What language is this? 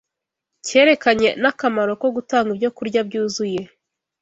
Kinyarwanda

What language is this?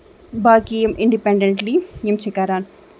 Kashmiri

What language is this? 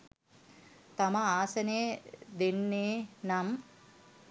Sinhala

